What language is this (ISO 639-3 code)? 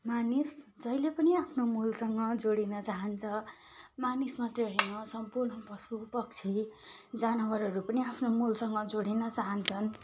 nep